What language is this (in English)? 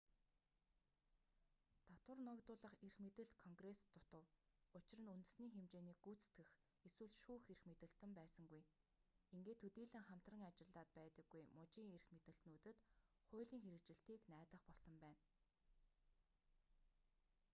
Mongolian